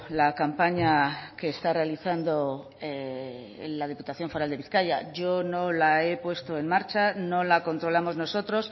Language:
Spanish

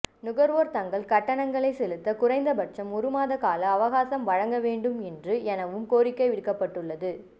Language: Tamil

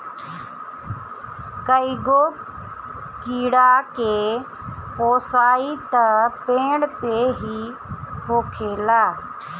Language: Bhojpuri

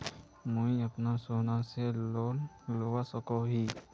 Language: Magahi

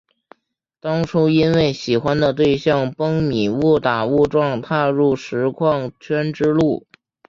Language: Chinese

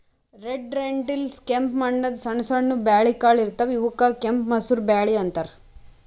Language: Kannada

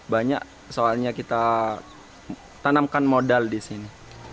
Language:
Indonesian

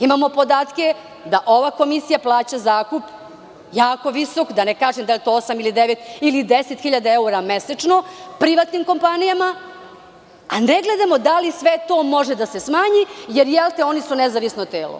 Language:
Serbian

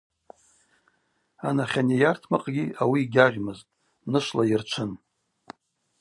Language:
Abaza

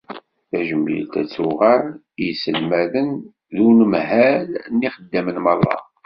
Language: Kabyle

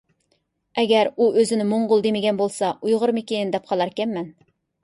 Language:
Uyghur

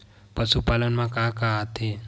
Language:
Chhattisgarhi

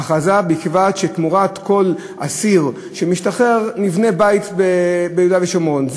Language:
Hebrew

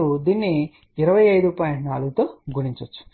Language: Telugu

